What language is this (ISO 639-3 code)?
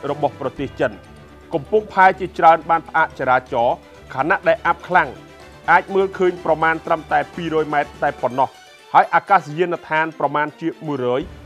tha